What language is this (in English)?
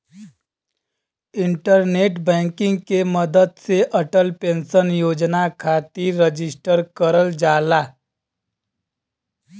Bhojpuri